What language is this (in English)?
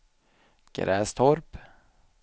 Swedish